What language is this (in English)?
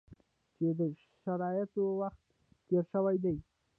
Pashto